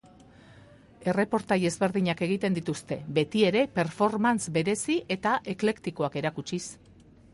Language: Basque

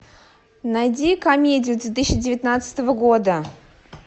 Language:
Russian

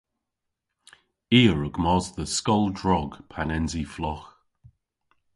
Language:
Cornish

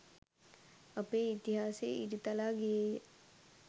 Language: Sinhala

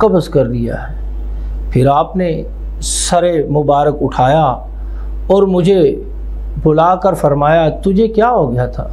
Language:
Arabic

